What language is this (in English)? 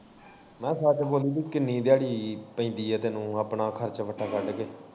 Punjabi